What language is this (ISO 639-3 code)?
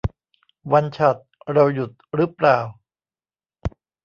tha